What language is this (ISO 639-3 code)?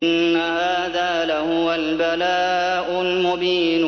ara